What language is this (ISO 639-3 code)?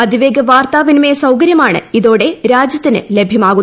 mal